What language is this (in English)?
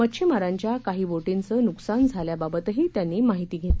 Marathi